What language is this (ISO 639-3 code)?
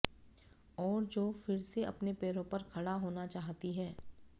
hin